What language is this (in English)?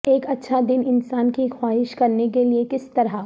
Urdu